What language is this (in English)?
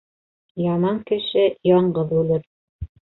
Bashkir